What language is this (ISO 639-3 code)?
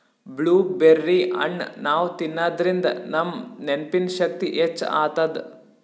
kan